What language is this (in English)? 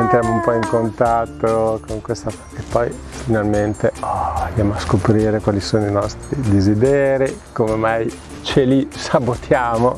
Italian